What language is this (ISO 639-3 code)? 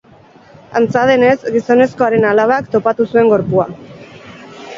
eus